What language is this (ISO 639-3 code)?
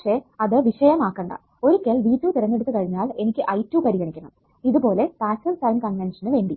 mal